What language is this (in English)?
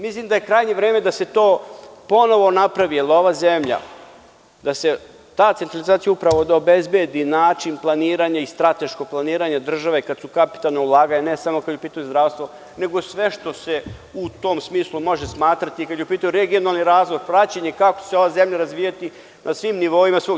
Serbian